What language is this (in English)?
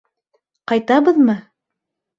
Bashkir